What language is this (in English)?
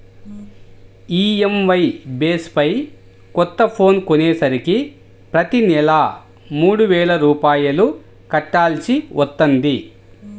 Telugu